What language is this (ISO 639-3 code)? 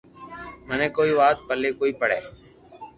lrk